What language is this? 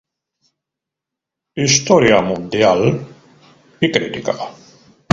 Spanish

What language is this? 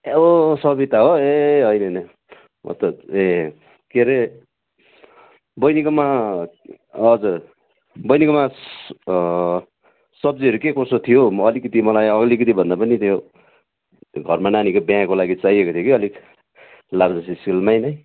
Nepali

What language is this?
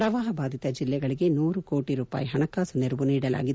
Kannada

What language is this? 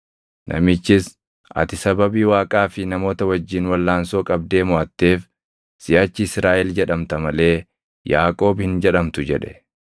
Oromo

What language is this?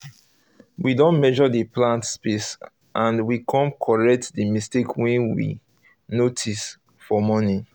Nigerian Pidgin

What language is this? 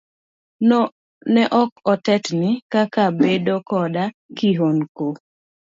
Luo (Kenya and Tanzania)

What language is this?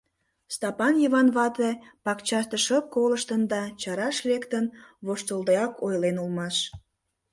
Mari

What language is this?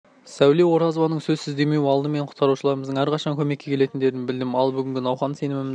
Kazakh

